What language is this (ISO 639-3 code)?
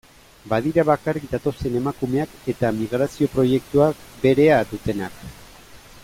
eus